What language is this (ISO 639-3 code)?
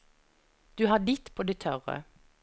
nor